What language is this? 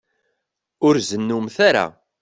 Kabyle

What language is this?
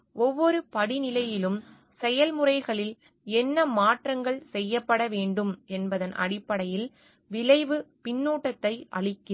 Tamil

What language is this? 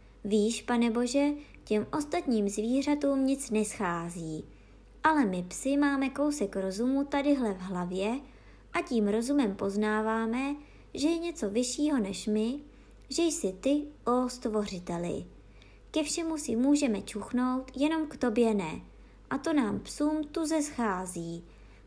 Czech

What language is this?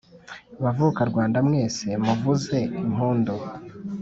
Kinyarwanda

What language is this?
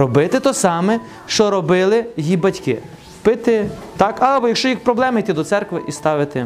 Ukrainian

